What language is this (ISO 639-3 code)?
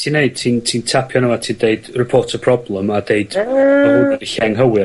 cym